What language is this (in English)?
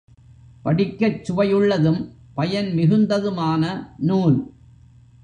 Tamil